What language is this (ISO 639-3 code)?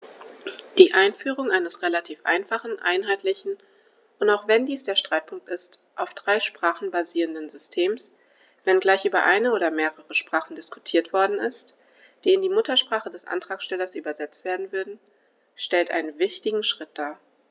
deu